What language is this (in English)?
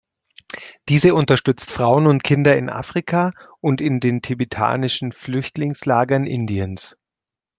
German